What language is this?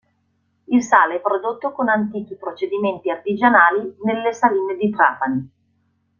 Italian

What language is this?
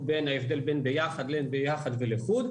Hebrew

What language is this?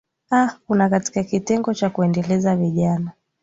Swahili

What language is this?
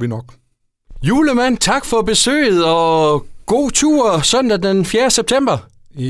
Danish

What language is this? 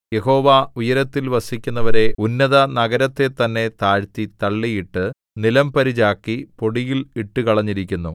Malayalam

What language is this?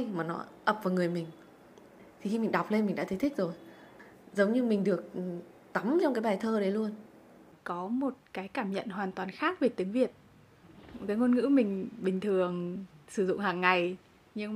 Vietnamese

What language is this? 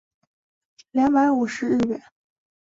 Chinese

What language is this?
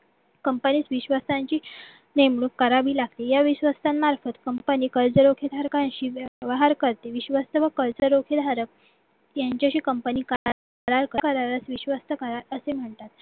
Marathi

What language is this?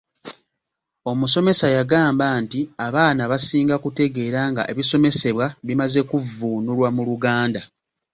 Ganda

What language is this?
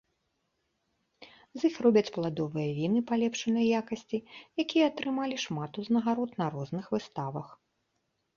Belarusian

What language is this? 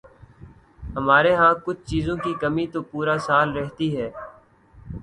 Urdu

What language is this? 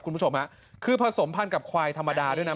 Thai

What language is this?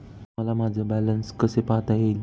Marathi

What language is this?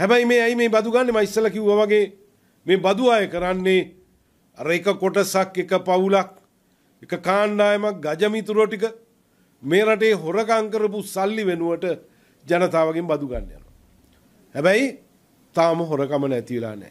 Italian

